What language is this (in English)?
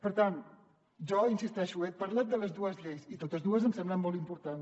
Catalan